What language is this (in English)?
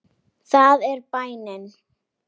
Icelandic